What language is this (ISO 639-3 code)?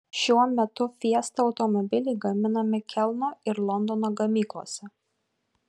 lit